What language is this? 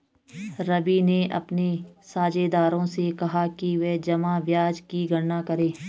Hindi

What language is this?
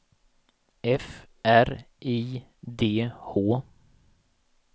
Swedish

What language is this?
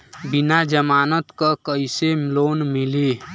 Bhojpuri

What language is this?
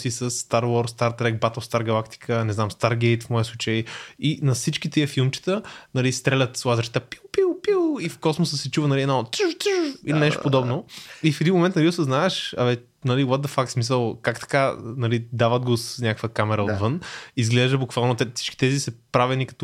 Bulgarian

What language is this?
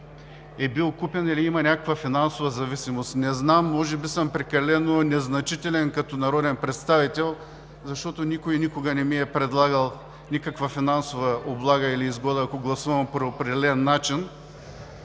Bulgarian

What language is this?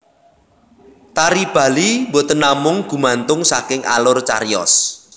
Javanese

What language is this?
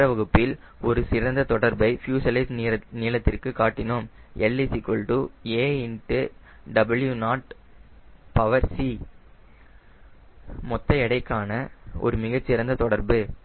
Tamil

